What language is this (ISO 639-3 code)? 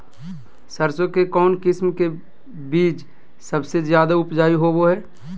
mag